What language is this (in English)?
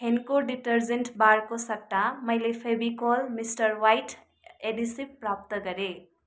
Nepali